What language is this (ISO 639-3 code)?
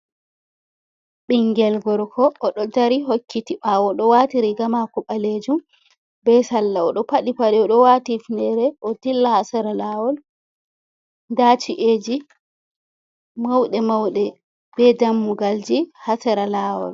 ful